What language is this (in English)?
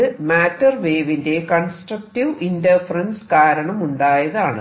Malayalam